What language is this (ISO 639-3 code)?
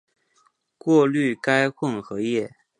zho